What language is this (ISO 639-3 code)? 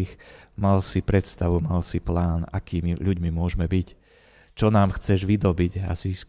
slk